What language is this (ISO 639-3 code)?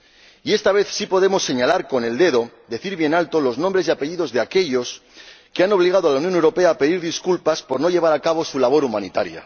spa